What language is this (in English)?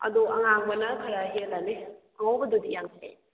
Manipuri